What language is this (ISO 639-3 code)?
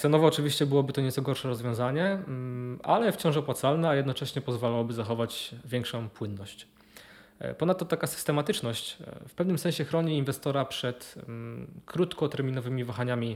pol